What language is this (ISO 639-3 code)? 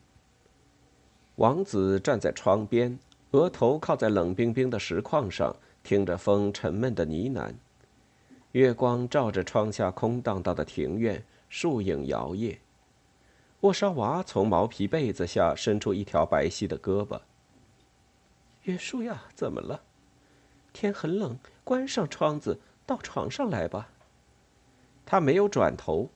zho